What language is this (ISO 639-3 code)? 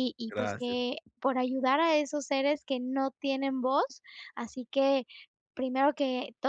spa